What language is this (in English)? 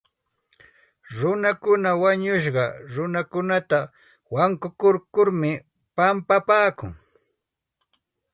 Santa Ana de Tusi Pasco Quechua